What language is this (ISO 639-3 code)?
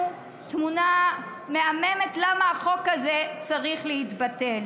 heb